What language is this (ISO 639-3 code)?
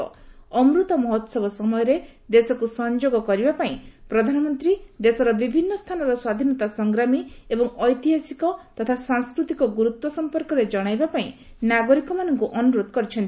ori